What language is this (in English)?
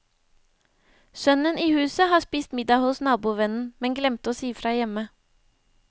Norwegian